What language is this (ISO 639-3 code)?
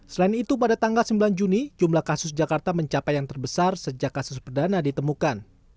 ind